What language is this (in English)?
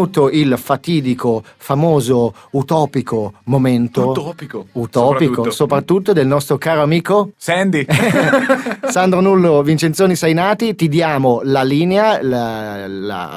Italian